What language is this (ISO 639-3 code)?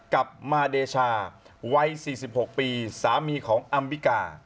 tha